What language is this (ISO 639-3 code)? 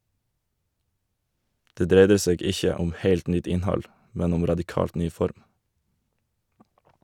nor